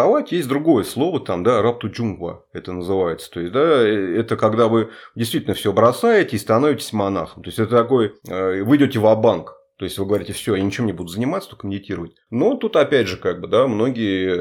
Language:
Russian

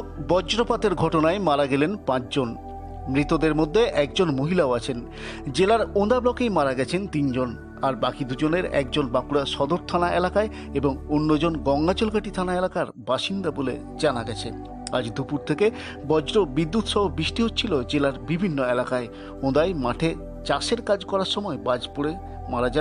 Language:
Bangla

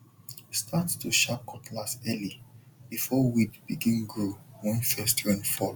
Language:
Nigerian Pidgin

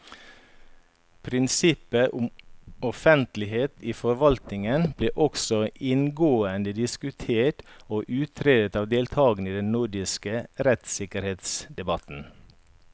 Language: Norwegian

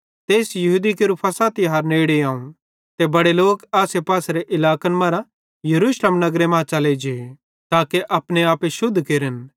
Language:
Bhadrawahi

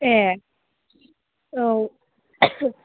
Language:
Bodo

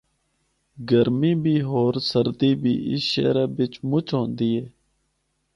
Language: Northern Hindko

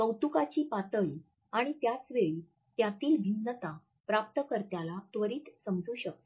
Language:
Marathi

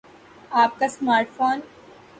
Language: Urdu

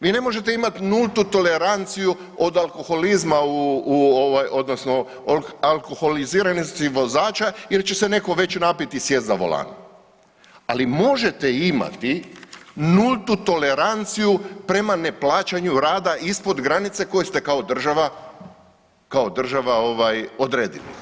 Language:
Croatian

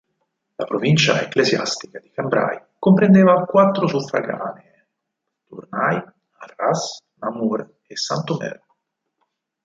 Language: Italian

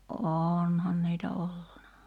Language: Finnish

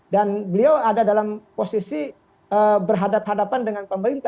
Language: Indonesian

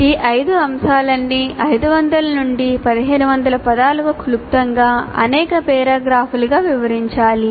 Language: Telugu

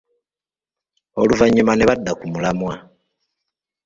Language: Ganda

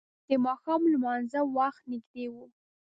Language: Pashto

